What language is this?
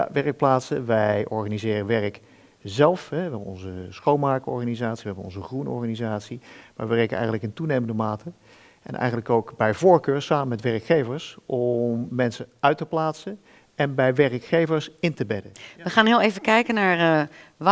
Dutch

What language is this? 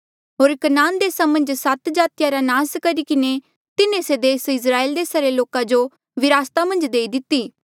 Mandeali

